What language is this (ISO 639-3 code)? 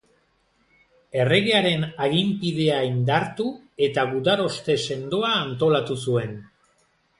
eus